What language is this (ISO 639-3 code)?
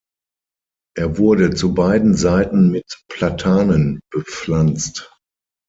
deu